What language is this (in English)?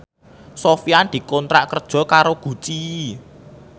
Javanese